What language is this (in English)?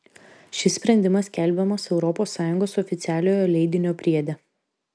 Lithuanian